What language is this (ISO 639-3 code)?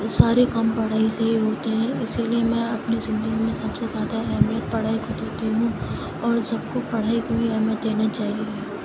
urd